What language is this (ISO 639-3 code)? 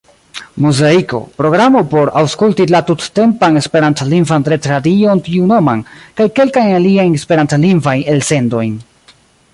epo